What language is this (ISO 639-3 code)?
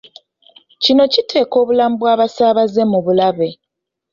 lug